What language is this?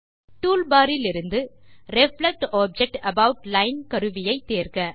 Tamil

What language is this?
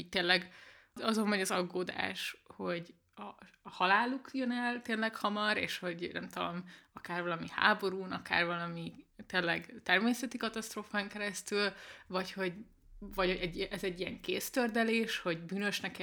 Hungarian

